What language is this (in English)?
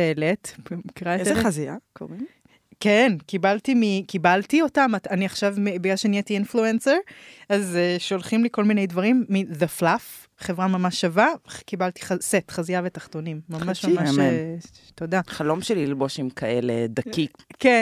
Hebrew